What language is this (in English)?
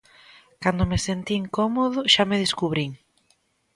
Galician